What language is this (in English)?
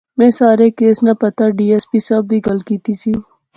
Pahari-Potwari